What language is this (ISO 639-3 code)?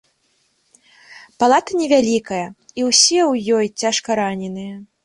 bel